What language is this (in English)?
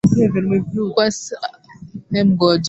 Swahili